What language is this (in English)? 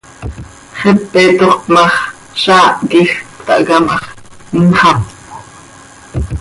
Seri